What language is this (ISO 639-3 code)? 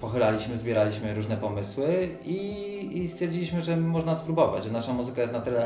pol